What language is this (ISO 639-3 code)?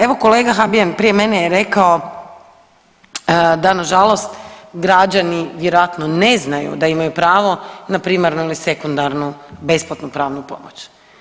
hrv